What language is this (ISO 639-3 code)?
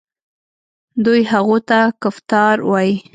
pus